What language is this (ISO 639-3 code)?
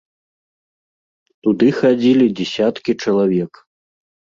bel